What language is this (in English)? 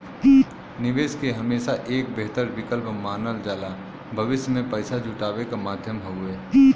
Bhojpuri